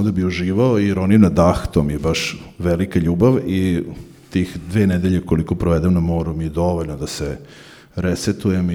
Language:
Croatian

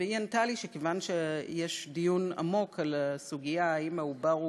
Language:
Hebrew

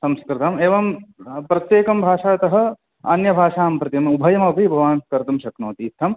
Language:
Sanskrit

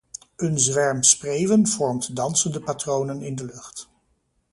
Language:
Dutch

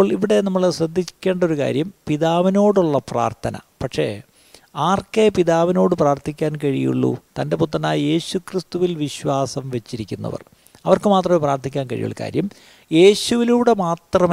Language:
Malayalam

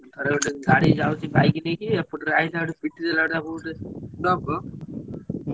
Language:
Odia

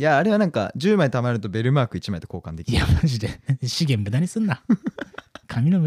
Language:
Japanese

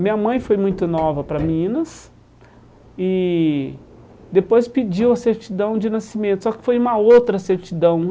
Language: Portuguese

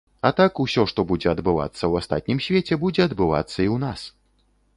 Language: Belarusian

